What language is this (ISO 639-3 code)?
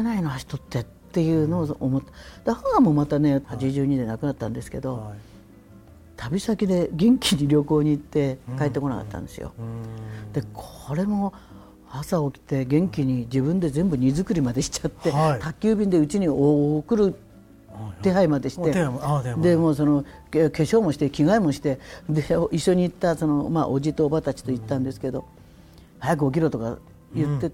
jpn